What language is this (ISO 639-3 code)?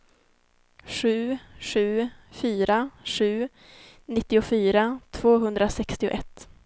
swe